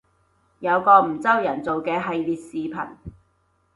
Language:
Cantonese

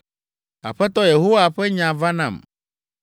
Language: Ewe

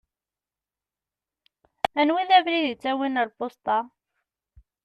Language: Kabyle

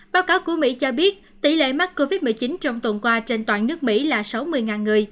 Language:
Vietnamese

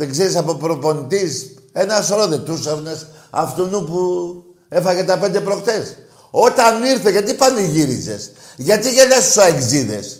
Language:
Greek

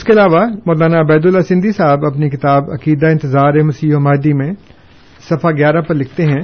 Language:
Urdu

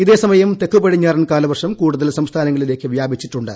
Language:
Malayalam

